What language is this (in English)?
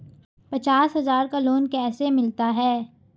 Hindi